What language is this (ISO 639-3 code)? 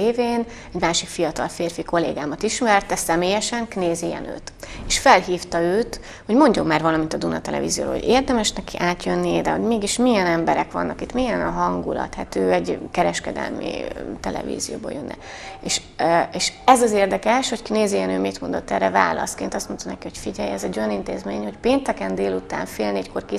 hun